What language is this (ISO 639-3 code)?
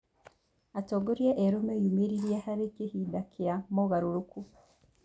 kik